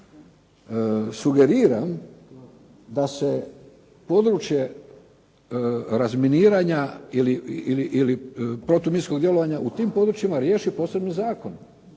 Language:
Croatian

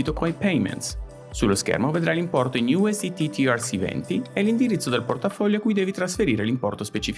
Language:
Italian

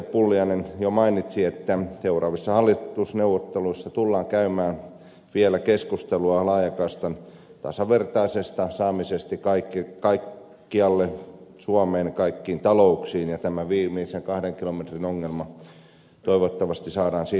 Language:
Finnish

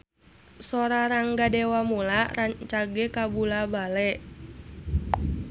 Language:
Sundanese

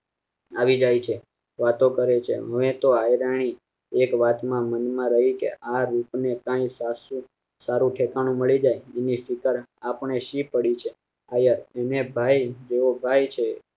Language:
Gujarati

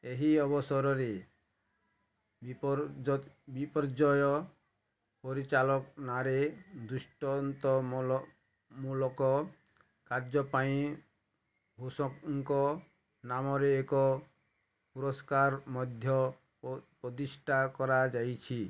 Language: Odia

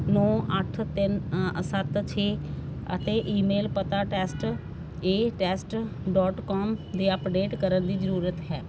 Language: Punjabi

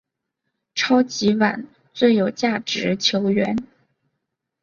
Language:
Chinese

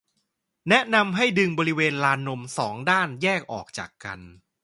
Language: Thai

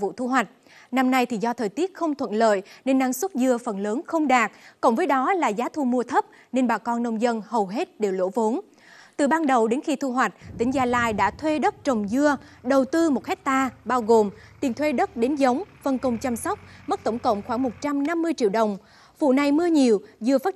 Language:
Vietnamese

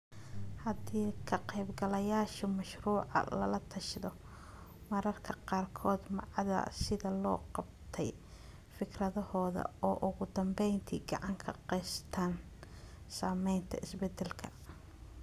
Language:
Somali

